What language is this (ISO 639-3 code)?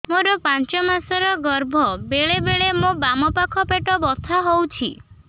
ori